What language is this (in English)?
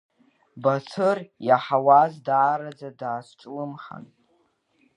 Abkhazian